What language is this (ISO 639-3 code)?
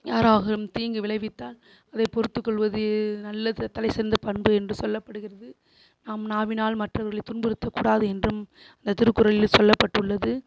tam